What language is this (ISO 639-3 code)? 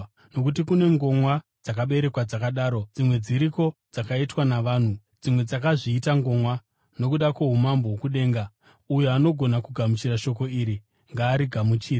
sna